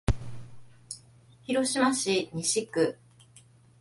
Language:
Japanese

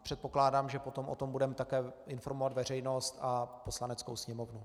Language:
Czech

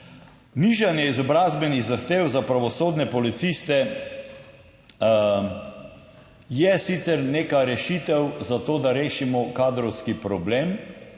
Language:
Slovenian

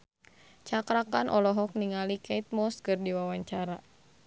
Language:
Sundanese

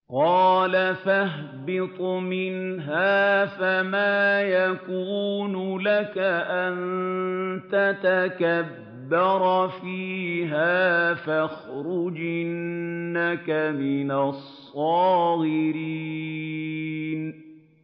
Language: Arabic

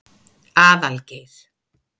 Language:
Icelandic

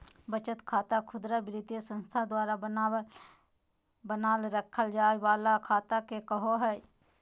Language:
Magahi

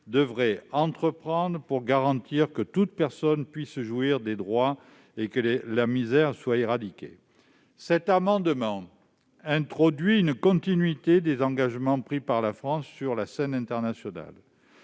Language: French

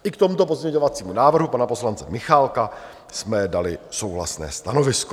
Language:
Czech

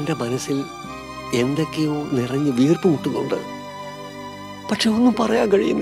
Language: Turkish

